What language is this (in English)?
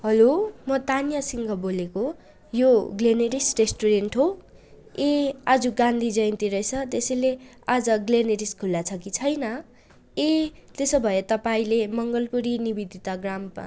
Nepali